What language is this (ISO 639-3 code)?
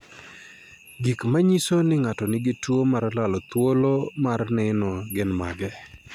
luo